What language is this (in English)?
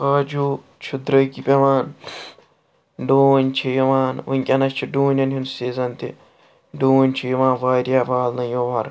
Kashmiri